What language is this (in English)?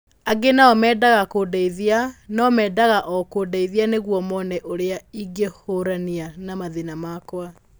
Kikuyu